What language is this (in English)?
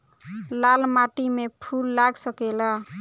Bhojpuri